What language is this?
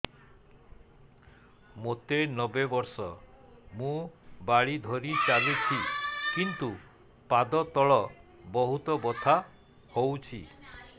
Odia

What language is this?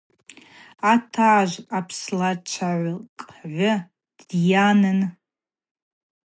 Abaza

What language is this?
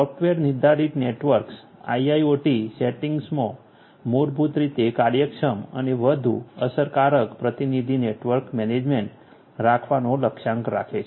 Gujarati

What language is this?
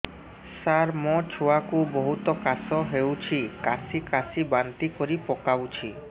Odia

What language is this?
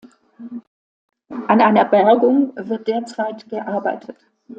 German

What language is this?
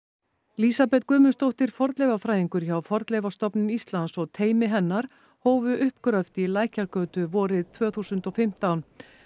Icelandic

